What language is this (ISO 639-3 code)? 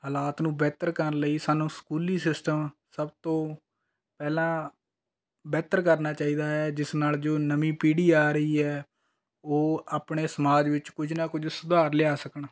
pan